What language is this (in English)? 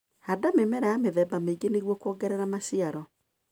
Kikuyu